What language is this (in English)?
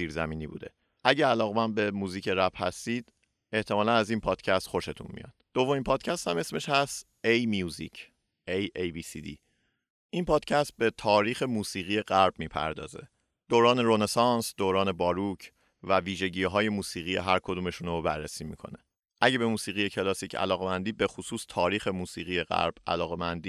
Persian